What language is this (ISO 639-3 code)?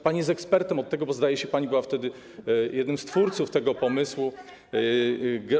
pol